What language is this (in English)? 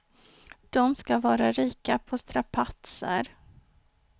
Swedish